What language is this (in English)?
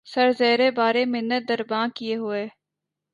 Urdu